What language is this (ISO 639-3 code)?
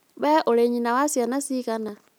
kik